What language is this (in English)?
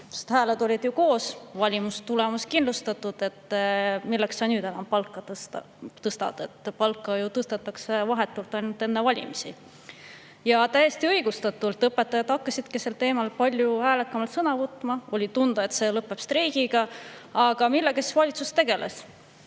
Estonian